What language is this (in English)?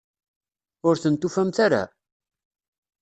Kabyle